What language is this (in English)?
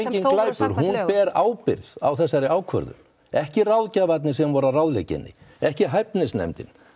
Icelandic